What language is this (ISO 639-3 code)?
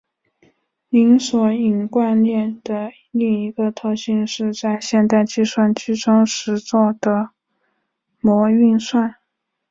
zho